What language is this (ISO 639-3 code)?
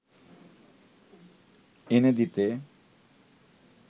ben